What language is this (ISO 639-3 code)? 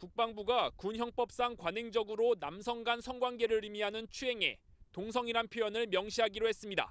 kor